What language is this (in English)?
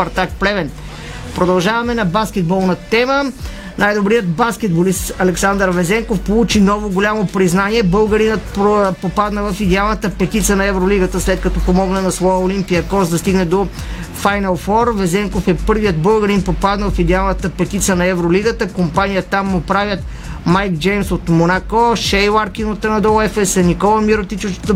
Bulgarian